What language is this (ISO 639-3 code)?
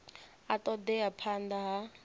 ven